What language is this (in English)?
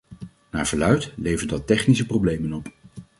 Dutch